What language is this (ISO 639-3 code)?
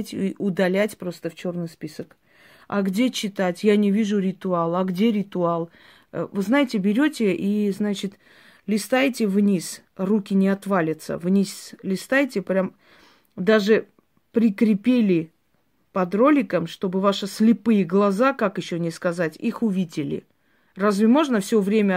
rus